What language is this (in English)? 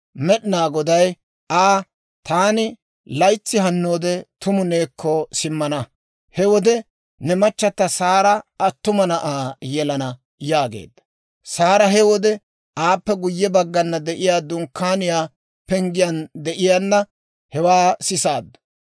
Dawro